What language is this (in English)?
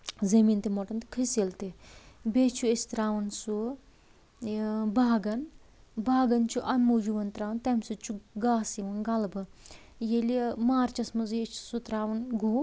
Kashmiri